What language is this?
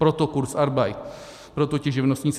Czech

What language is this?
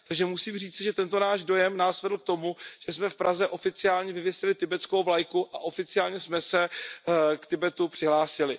Czech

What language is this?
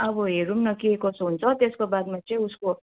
Nepali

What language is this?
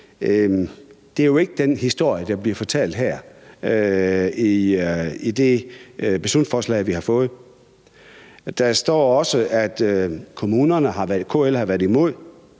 Danish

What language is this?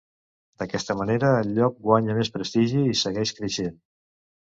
Catalan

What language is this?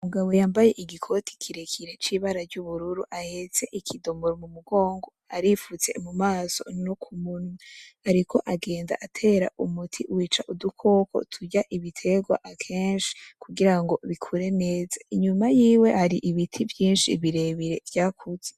Rundi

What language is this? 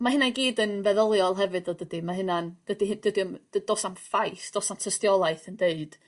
Welsh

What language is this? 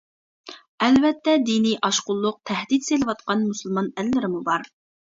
Uyghur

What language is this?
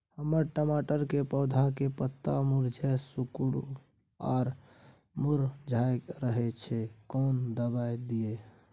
Maithili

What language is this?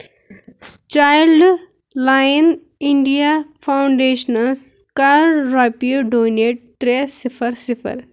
Kashmiri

